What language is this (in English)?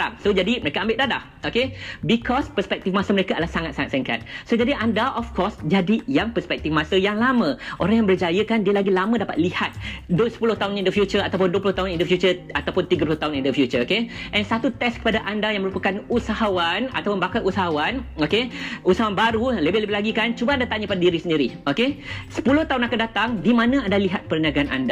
Malay